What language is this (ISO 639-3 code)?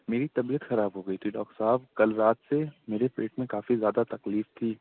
urd